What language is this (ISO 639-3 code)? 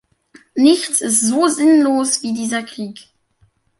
deu